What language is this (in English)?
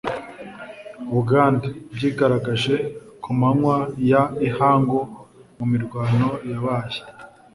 Kinyarwanda